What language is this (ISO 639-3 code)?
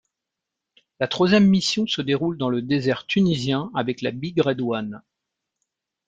fra